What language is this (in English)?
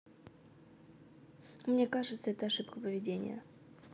Russian